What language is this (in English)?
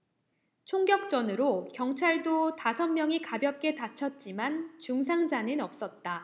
Korean